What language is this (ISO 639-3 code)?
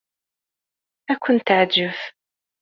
kab